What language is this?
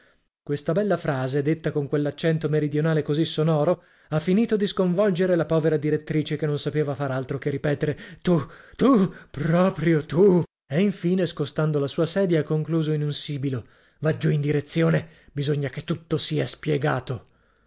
Italian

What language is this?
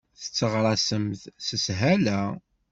Kabyle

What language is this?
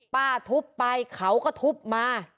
Thai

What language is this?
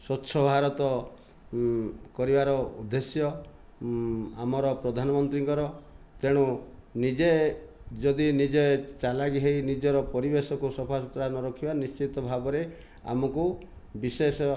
Odia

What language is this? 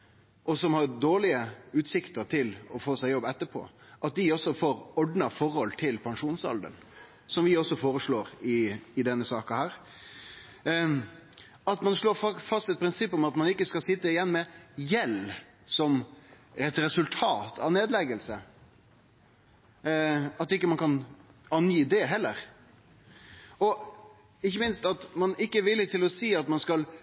Norwegian Nynorsk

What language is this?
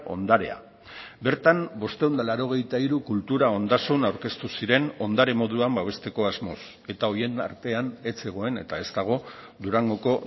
Basque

